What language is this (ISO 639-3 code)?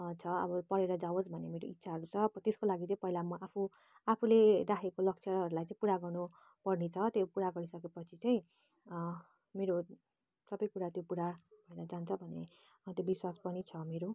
nep